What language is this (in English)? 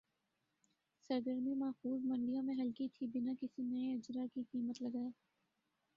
Urdu